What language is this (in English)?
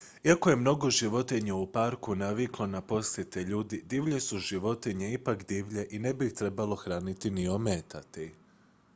Croatian